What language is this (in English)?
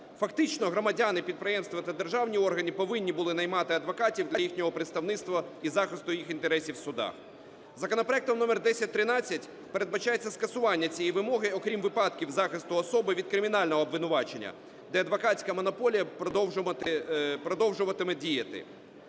Ukrainian